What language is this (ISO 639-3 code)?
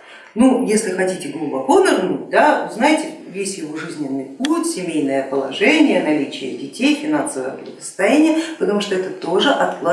rus